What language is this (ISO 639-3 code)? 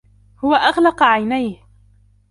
ara